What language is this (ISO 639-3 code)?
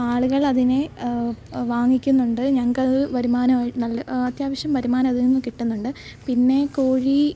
mal